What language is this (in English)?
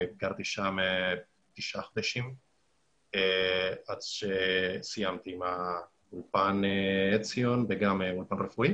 Hebrew